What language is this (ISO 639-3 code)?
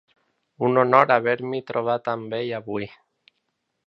cat